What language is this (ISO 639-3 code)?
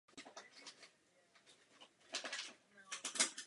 ces